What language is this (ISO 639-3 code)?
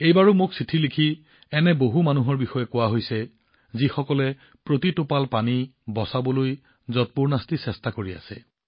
asm